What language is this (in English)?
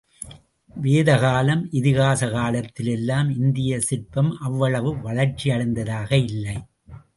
Tamil